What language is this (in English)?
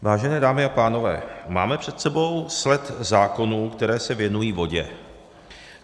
Czech